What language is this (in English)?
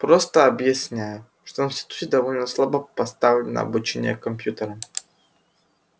Russian